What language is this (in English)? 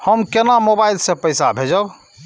Maithili